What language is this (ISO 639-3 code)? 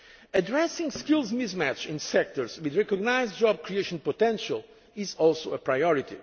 eng